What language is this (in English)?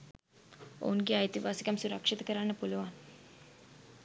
Sinhala